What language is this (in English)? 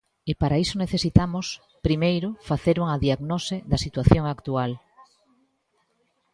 Galician